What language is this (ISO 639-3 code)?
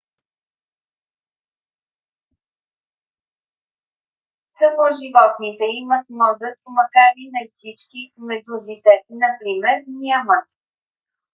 bul